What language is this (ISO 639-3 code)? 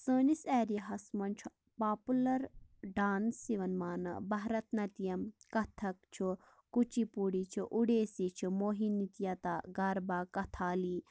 kas